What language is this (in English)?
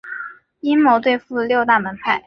Chinese